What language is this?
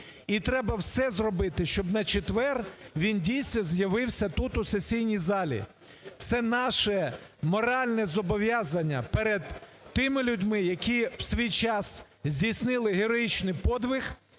Ukrainian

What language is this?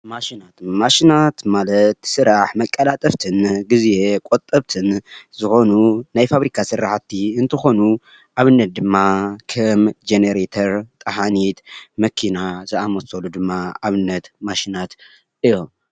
Tigrinya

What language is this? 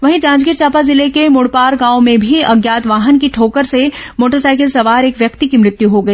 Hindi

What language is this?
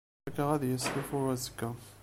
Kabyle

